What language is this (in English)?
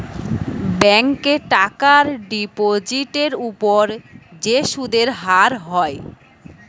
Bangla